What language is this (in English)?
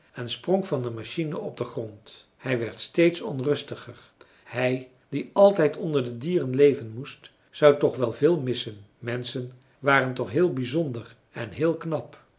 Dutch